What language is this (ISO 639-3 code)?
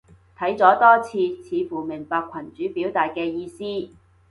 yue